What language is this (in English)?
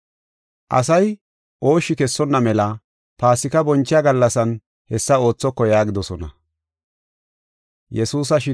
Gofa